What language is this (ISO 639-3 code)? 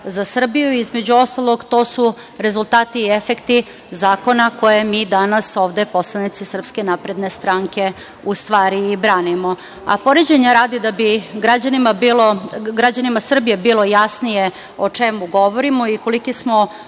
srp